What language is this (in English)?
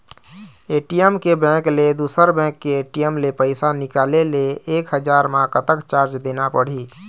Chhattisgarhi